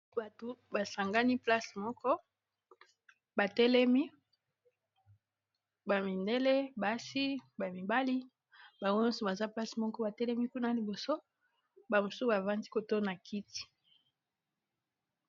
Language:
Lingala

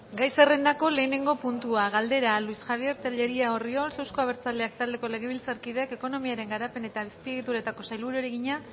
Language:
Basque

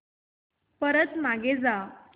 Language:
Marathi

